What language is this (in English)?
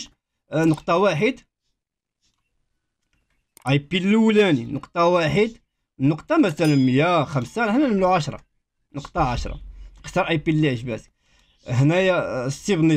Arabic